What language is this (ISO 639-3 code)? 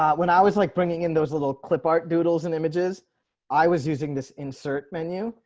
eng